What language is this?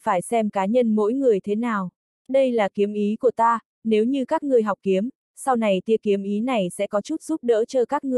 Vietnamese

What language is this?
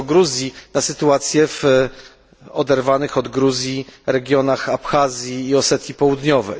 Polish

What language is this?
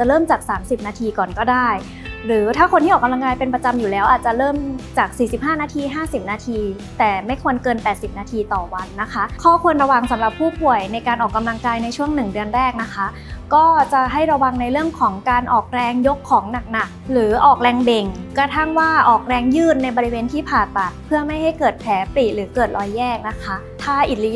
Thai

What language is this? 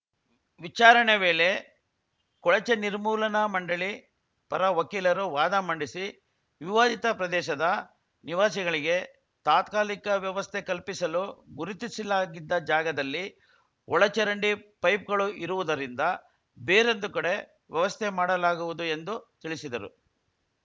Kannada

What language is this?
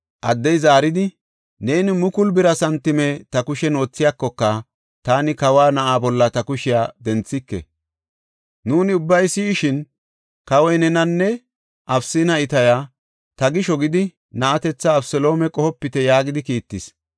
Gofa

